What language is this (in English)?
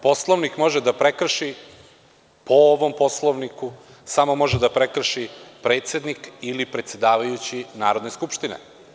Serbian